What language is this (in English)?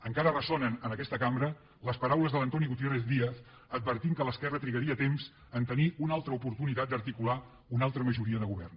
Catalan